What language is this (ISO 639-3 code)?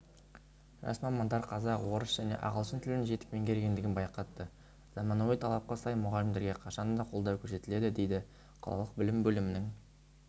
kaz